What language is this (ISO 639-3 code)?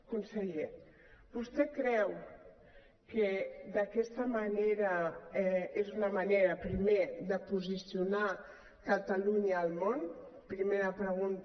cat